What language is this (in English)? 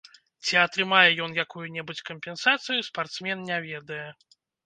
Belarusian